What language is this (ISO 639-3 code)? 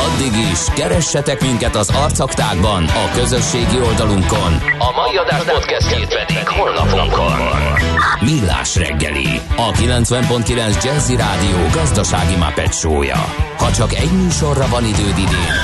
hun